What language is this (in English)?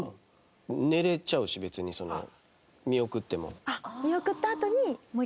Japanese